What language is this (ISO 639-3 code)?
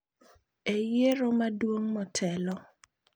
luo